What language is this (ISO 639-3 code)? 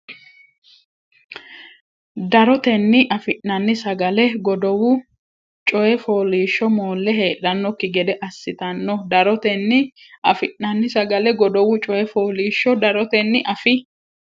sid